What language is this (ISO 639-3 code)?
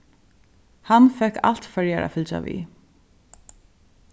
fao